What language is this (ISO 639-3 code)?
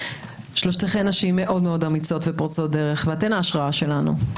heb